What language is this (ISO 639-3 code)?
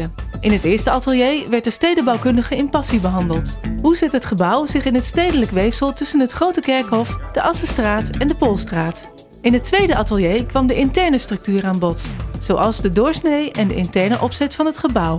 nld